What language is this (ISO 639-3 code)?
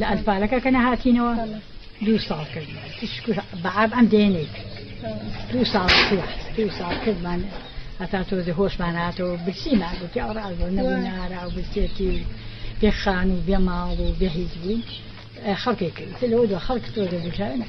ara